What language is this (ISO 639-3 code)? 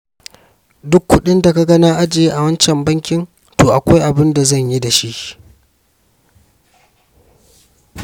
hau